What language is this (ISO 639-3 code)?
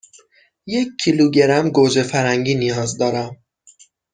fas